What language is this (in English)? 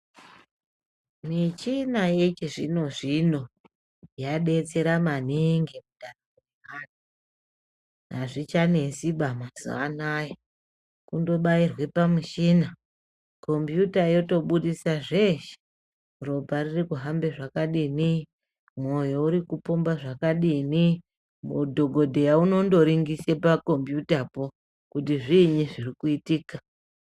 Ndau